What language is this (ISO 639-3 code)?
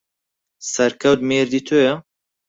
ckb